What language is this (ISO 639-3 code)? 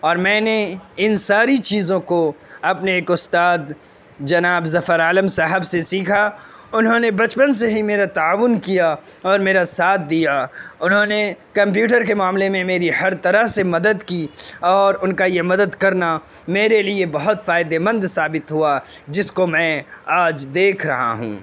urd